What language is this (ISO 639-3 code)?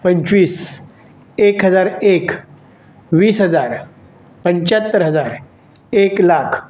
mar